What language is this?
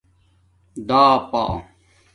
Domaaki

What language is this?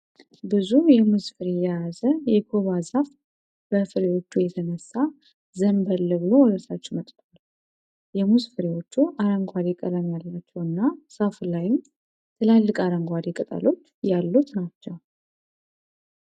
Amharic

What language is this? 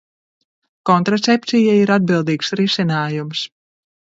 Latvian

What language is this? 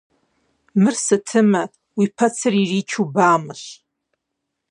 Kabardian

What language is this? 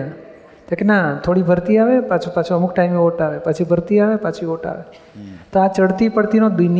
Gujarati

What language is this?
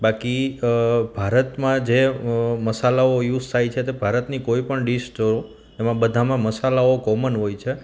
Gujarati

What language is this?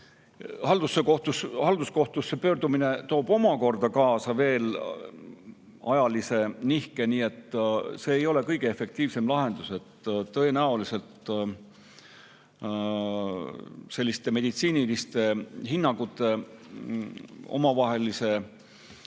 Estonian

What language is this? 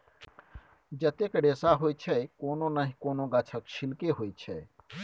Maithili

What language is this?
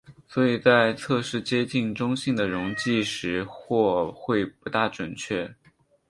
Chinese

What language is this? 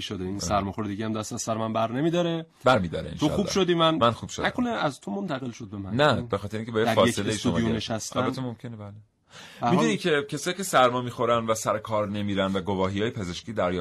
Persian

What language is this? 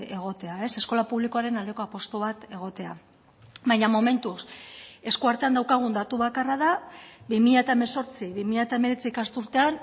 Basque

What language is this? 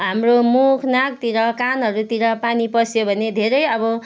Nepali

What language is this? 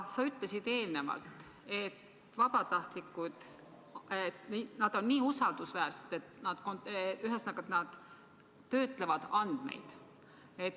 Estonian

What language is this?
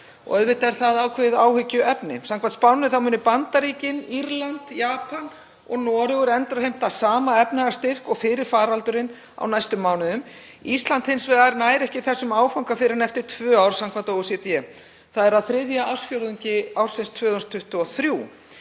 Icelandic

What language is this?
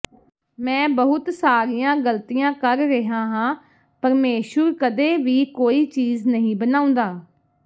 Punjabi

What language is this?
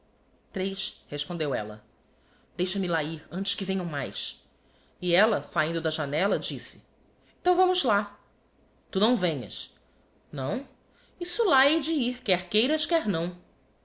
Portuguese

